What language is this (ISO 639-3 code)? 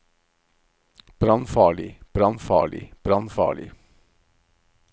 nor